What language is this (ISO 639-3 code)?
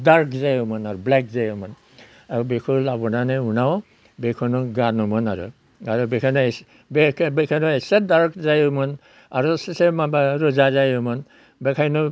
brx